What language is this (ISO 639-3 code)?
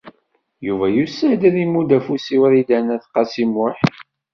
kab